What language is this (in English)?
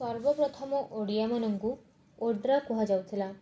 Odia